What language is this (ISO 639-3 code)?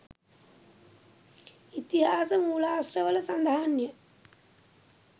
sin